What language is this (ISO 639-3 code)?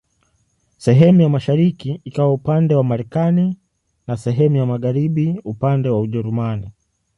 swa